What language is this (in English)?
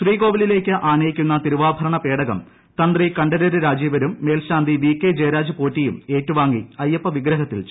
Malayalam